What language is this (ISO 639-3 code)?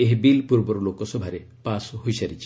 ori